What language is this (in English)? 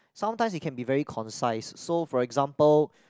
English